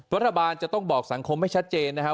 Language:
Thai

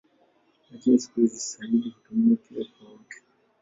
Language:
Swahili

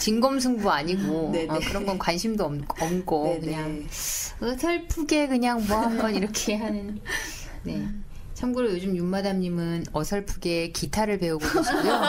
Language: Korean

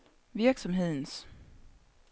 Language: Danish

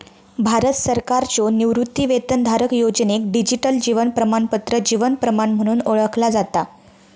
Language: Marathi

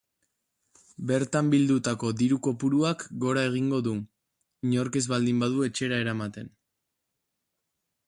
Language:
Basque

